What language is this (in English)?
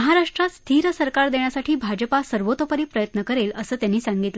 Marathi